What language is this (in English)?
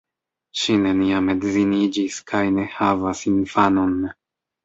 Esperanto